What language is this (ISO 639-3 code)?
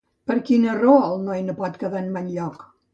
cat